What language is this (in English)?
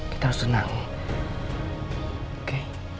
Indonesian